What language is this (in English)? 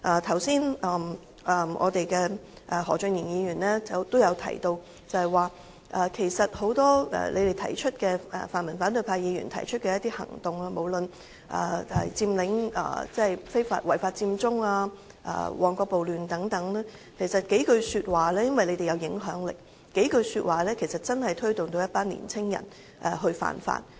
Cantonese